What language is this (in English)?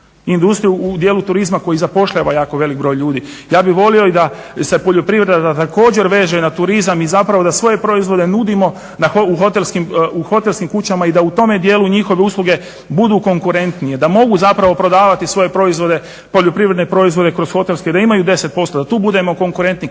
Croatian